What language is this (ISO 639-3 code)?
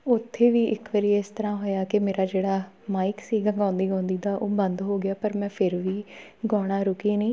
pan